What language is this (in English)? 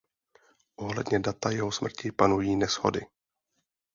Czech